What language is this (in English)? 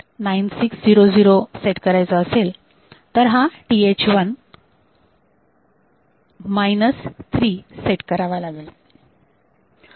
Marathi